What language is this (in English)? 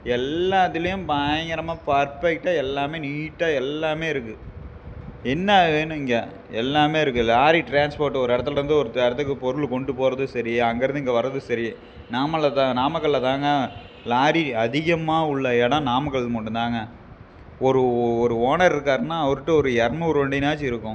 Tamil